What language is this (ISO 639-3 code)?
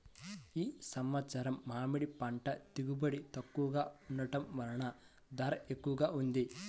tel